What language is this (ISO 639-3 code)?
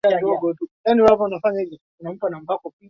swa